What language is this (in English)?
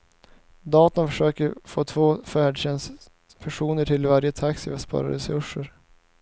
Swedish